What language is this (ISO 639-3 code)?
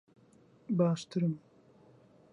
ckb